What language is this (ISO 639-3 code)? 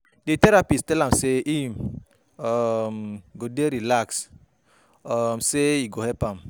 pcm